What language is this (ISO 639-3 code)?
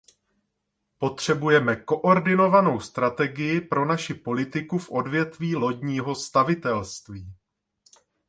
ces